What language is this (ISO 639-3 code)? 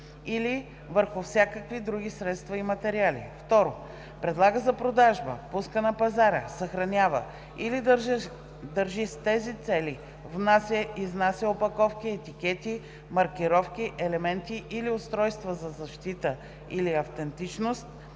bul